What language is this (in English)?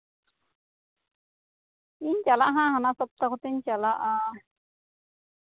Santali